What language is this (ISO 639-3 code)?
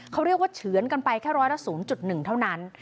tha